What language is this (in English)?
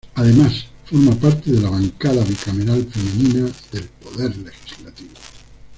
Spanish